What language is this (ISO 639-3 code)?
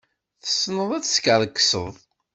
kab